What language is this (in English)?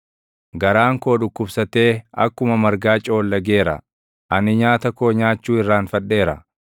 Oromo